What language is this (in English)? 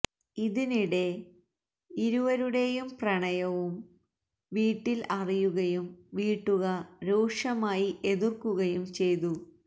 Malayalam